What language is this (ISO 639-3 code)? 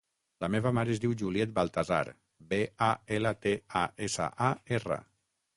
cat